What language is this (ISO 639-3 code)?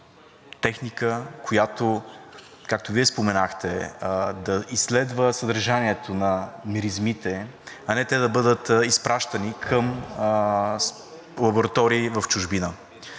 bul